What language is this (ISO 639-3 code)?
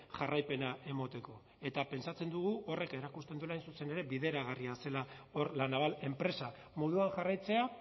eus